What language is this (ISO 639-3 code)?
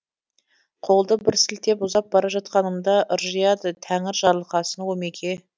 kaz